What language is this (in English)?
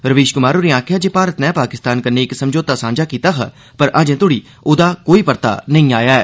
Dogri